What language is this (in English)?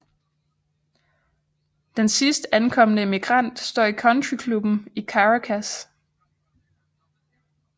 Danish